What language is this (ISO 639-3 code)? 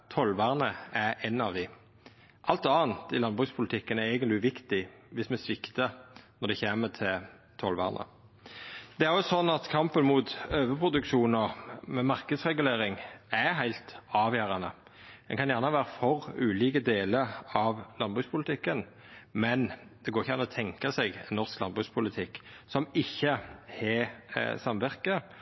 nno